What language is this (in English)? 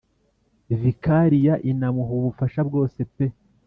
Kinyarwanda